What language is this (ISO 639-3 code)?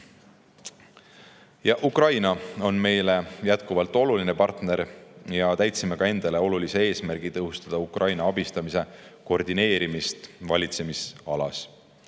est